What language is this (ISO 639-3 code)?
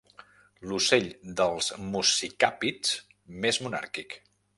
cat